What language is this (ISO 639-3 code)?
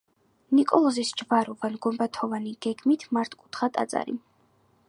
kat